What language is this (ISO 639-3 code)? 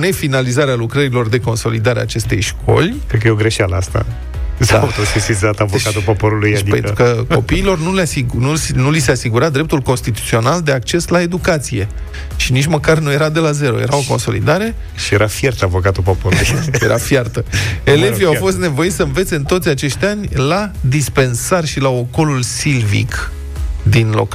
ron